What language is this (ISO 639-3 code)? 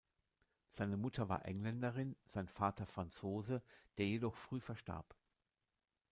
deu